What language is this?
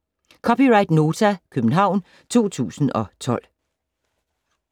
Danish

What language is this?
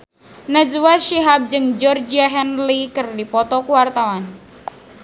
Sundanese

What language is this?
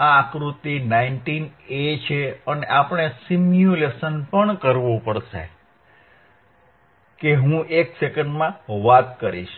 Gujarati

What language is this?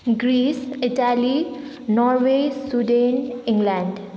Nepali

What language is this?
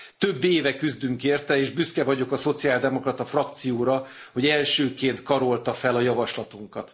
Hungarian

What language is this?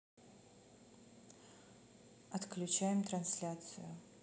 Russian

